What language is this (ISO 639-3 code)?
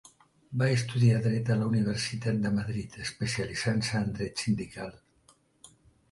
cat